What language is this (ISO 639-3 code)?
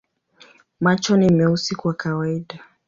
swa